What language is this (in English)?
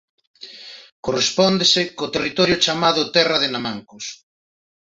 Galician